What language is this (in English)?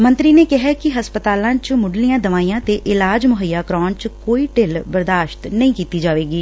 Punjabi